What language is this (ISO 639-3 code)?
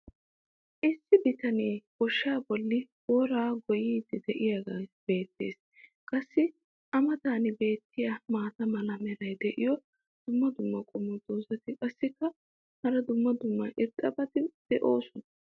wal